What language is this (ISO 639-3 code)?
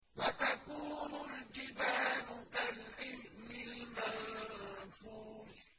ara